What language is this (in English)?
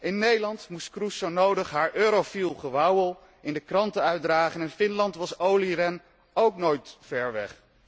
Dutch